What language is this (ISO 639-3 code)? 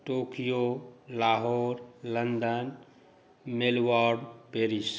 mai